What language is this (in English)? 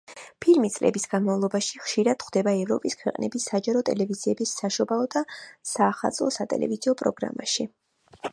Georgian